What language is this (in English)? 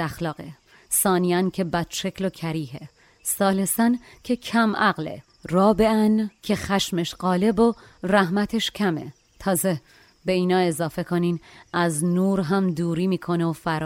Persian